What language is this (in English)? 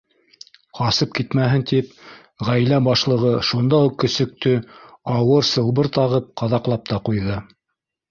Bashkir